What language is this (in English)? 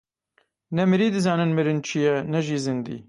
Kurdish